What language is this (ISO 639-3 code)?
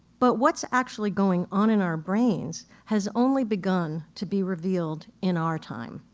eng